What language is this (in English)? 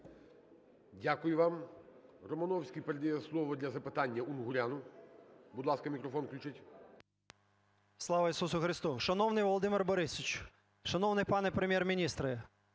Ukrainian